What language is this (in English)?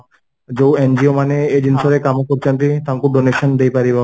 Odia